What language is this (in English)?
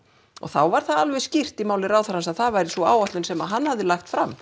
Icelandic